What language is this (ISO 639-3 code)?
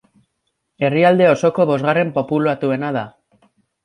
eus